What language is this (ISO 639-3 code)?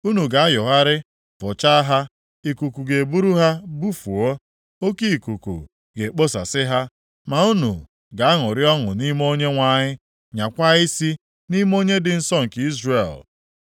ibo